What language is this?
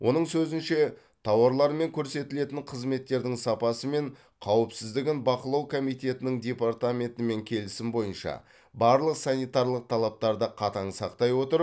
Kazakh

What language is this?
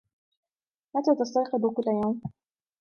Arabic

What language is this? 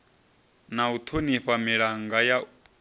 Venda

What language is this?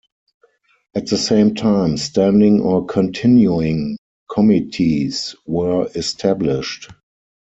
English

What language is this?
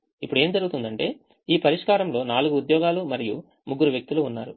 Telugu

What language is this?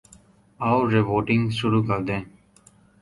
Urdu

